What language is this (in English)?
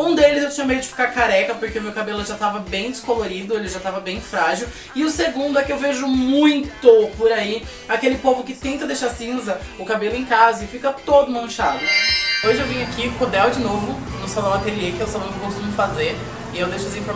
Portuguese